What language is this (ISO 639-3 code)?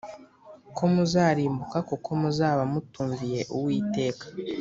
kin